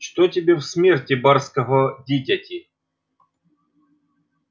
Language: Russian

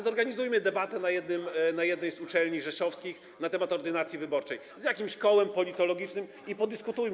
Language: Polish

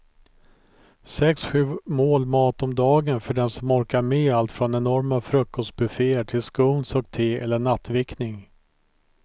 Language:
Swedish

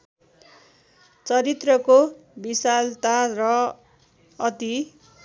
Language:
Nepali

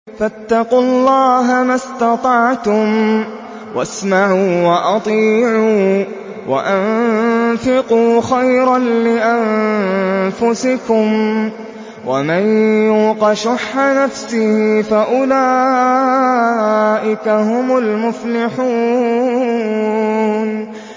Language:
Arabic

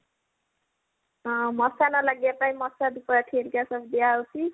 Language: Odia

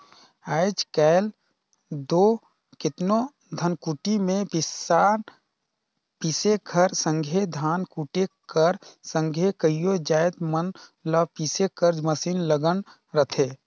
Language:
Chhattisgarhi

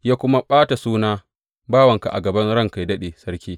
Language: Hausa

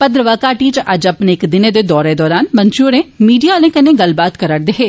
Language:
Dogri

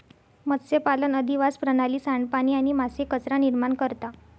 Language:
Marathi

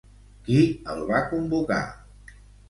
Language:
Catalan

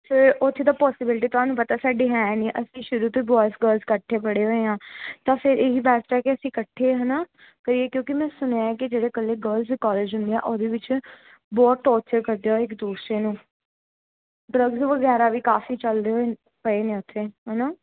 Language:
Punjabi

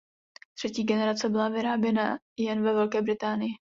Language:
Czech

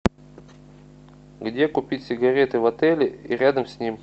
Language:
Russian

